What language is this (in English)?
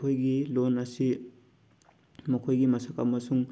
Manipuri